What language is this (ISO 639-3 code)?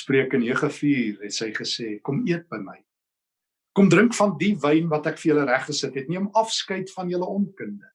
nld